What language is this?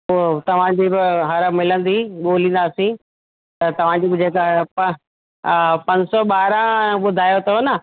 Sindhi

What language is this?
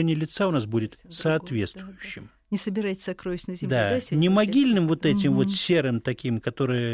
Russian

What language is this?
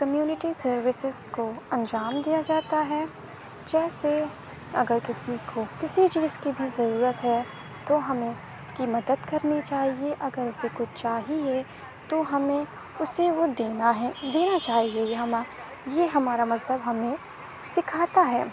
Urdu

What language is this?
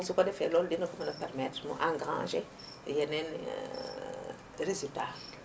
Wolof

